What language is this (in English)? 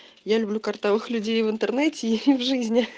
Russian